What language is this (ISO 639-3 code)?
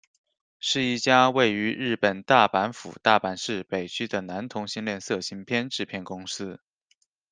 zho